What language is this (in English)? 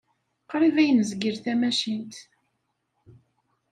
Kabyle